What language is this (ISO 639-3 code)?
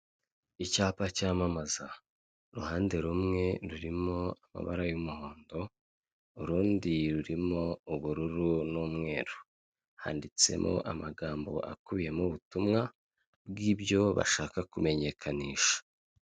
kin